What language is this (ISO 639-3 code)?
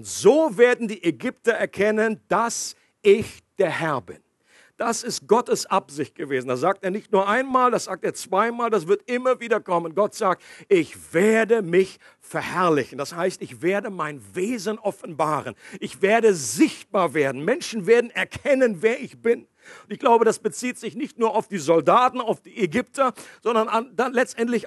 deu